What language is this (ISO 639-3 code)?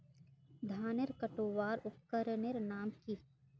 mag